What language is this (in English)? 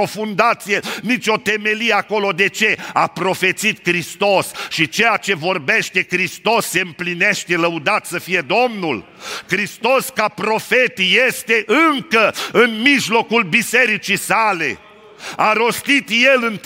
Romanian